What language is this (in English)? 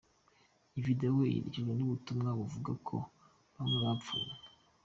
Kinyarwanda